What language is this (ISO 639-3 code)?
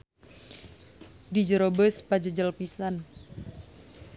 sun